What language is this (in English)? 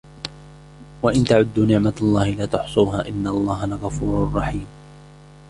Arabic